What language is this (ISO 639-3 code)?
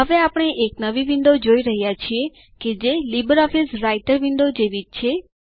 guj